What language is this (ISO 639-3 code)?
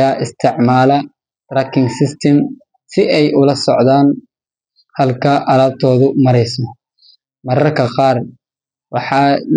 som